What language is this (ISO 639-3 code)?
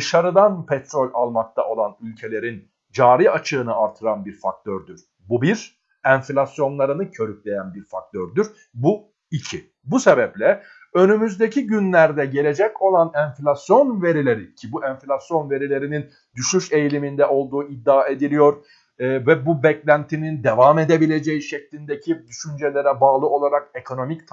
tur